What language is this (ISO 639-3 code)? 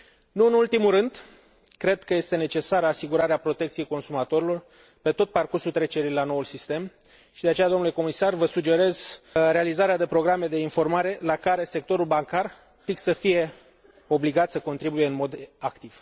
ron